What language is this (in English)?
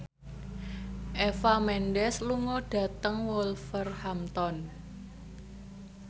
Javanese